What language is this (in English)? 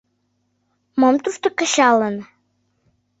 Mari